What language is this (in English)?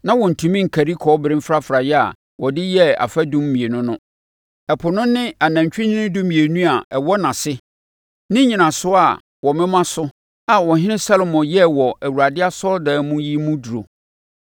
Akan